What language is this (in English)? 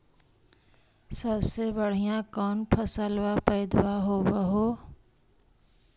Magahi